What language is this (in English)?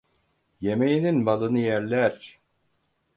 Turkish